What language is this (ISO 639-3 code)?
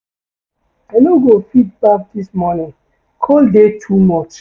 pcm